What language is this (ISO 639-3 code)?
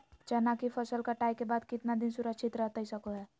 mag